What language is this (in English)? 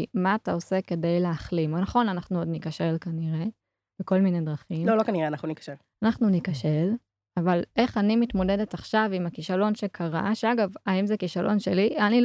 Hebrew